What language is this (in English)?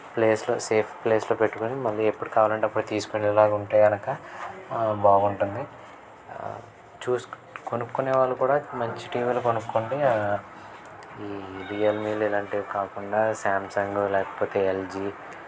Telugu